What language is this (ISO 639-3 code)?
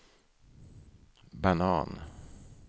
swe